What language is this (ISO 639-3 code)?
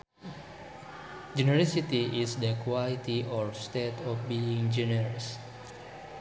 sun